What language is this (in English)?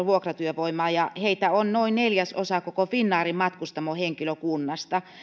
Finnish